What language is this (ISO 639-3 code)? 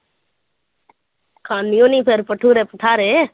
pan